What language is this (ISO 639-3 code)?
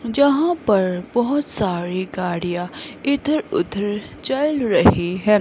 hin